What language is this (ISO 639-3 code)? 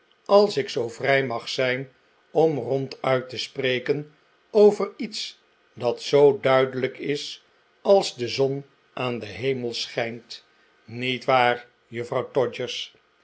nld